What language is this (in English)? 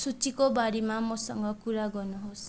Nepali